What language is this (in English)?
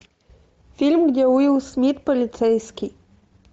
Russian